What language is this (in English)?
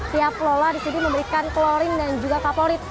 Indonesian